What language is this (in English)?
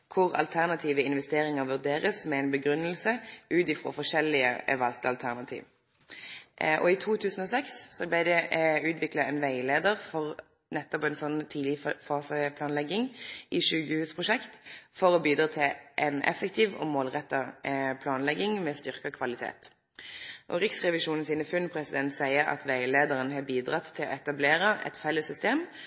Norwegian Nynorsk